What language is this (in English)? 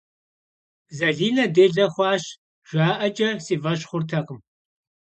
Kabardian